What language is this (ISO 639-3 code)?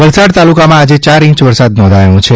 guj